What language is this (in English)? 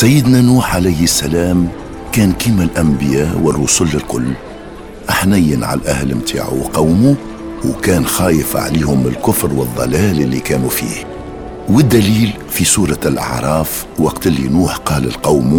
Arabic